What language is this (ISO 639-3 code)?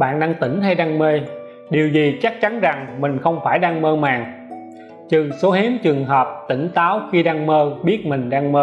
vie